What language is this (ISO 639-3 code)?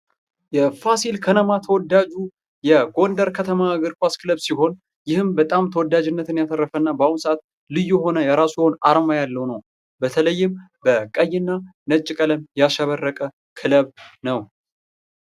amh